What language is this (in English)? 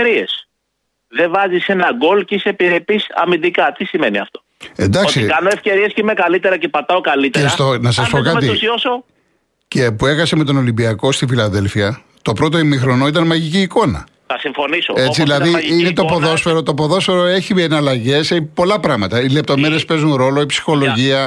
Greek